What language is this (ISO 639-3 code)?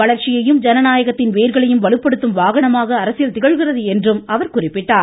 tam